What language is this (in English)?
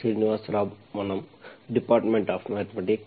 Kannada